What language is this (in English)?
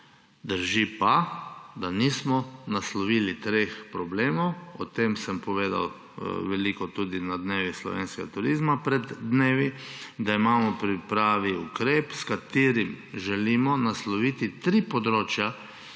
Slovenian